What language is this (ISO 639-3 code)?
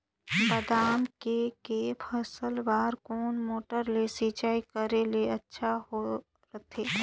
hne